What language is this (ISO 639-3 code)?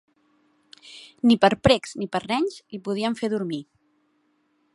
cat